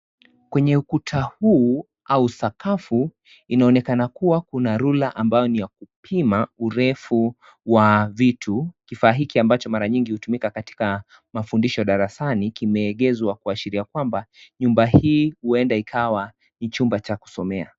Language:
Swahili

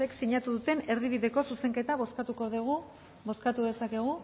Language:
Basque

